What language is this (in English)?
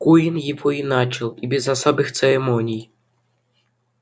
Russian